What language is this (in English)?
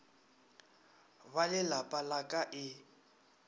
Northern Sotho